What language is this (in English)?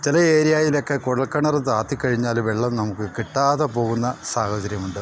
Malayalam